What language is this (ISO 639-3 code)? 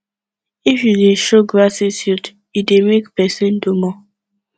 pcm